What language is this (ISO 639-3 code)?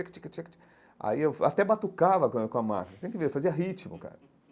por